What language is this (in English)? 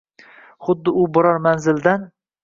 Uzbek